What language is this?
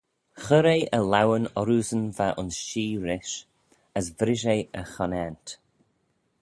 Manx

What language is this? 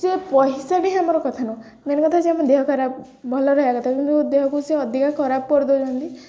Odia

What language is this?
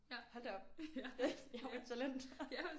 Danish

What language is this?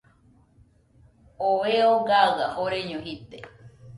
Nüpode Huitoto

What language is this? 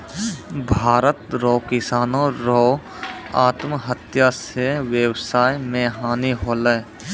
Maithili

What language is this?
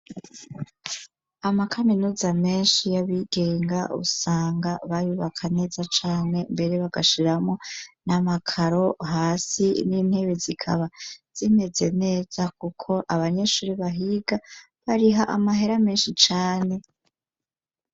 Rundi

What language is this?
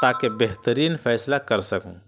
Urdu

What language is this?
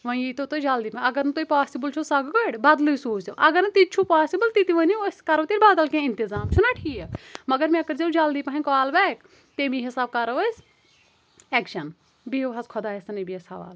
Kashmiri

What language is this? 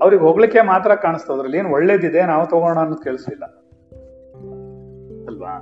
Kannada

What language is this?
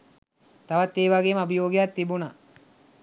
Sinhala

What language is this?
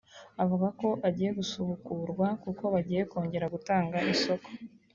Kinyarwanda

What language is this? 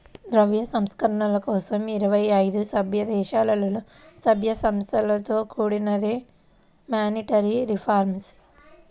Telugu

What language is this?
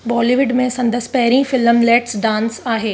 Sindhi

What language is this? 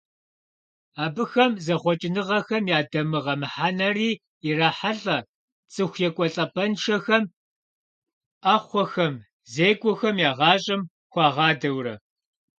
Kabardian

